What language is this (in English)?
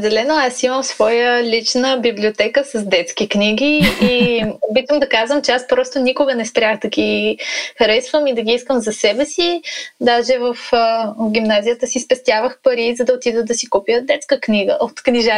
Bulgarian